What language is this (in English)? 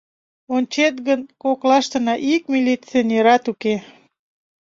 Mari